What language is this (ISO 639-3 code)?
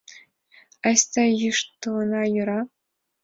chm